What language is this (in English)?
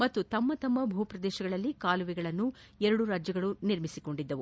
Kannada